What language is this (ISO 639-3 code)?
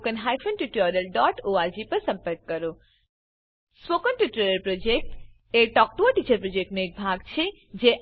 guj